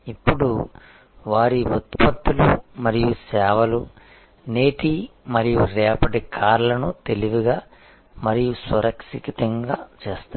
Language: Telugu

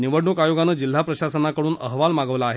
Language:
Marathi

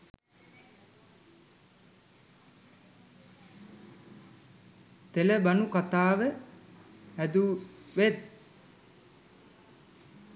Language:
Sinhala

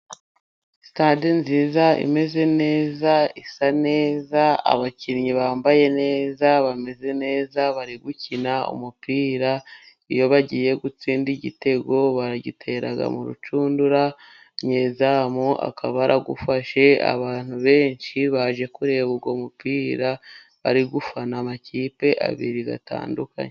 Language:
Kinyarwanda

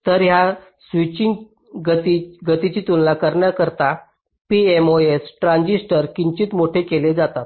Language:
Marathi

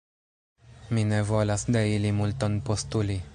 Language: Esperanto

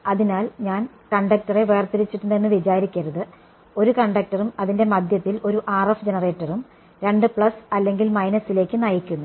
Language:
Malayalam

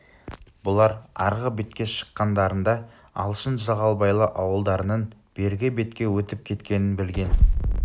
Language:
Kazakh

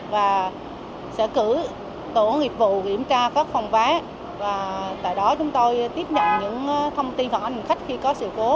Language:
Vietnamese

